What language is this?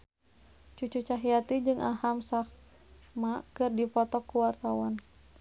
Sundanese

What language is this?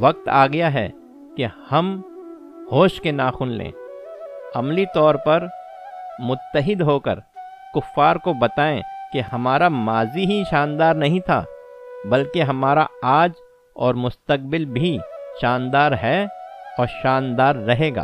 Urdu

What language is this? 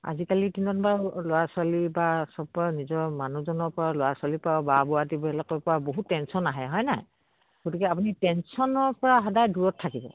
Assamese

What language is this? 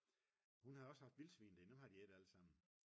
Danish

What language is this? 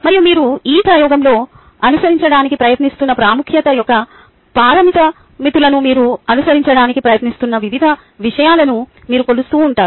Telugu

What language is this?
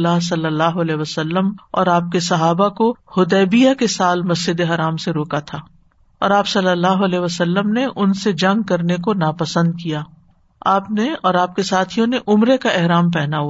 Urdu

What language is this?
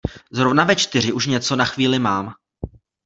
Czech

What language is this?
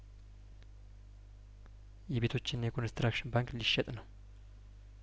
Amharic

